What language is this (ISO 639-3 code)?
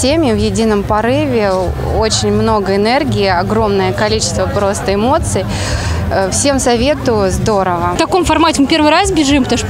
rus